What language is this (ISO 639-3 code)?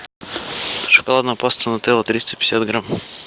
rus